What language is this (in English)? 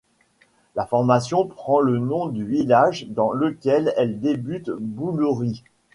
French